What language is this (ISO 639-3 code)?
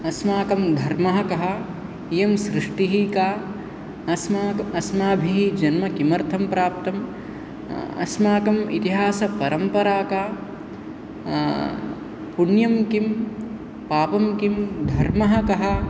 san